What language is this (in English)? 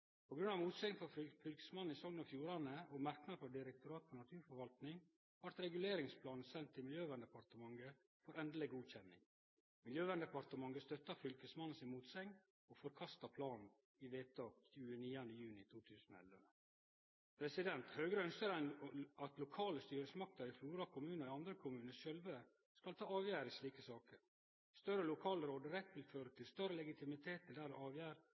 Norwegian Nynorsk